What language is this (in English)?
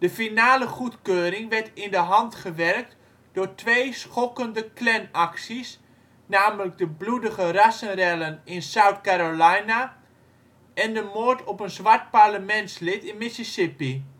Dutch